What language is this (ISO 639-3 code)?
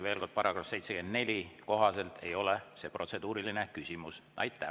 est